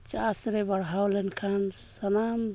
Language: Santali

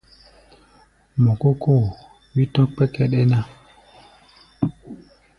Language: Gbaya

